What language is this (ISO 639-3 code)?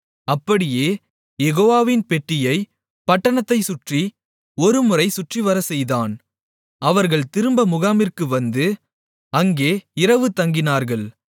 tam